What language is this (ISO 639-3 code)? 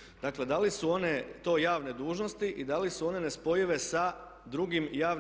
hrv